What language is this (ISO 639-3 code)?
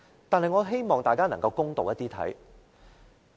yue